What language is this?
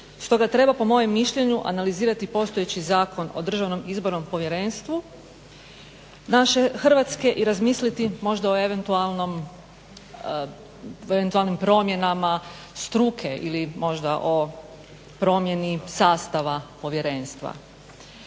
Croatian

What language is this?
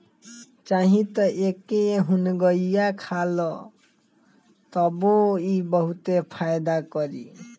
Bhojpuri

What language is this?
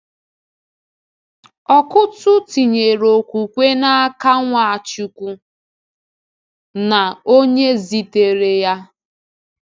Igbo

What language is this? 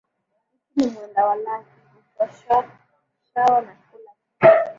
Swahili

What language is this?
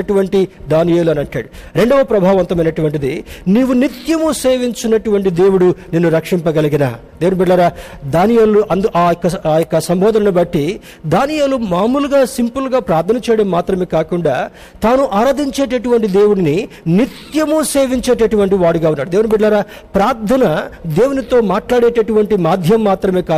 Telugu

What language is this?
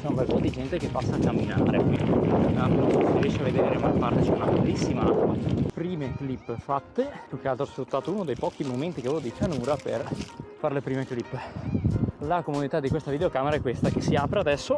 Italian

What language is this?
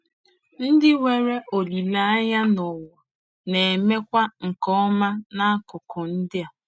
Igbo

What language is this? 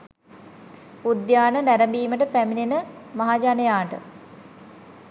Sinhala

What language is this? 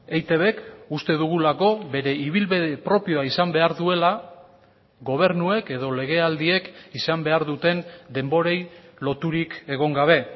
Basque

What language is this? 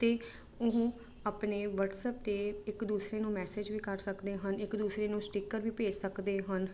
Punjabi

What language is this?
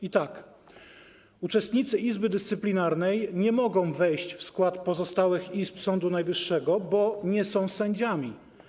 Polish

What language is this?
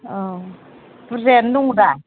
Bodo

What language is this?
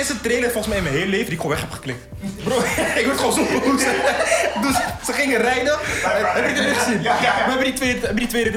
Dutch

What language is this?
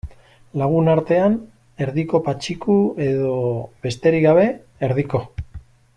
Basque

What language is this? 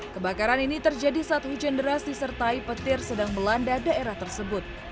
Indonesian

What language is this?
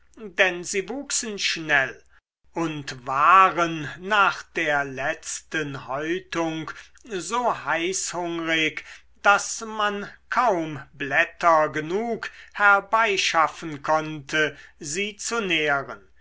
German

